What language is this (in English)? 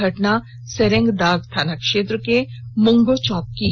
Hindi